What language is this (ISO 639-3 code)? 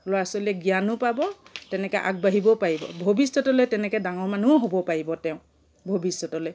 asm